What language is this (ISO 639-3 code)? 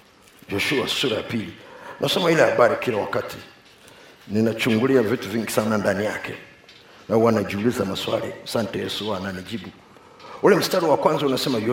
swa